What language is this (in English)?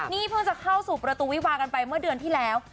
Thai